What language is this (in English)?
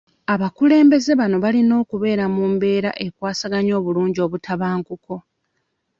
Ganda